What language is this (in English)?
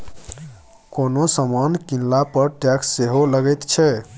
Maithili